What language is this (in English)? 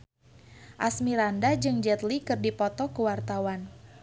Sundanese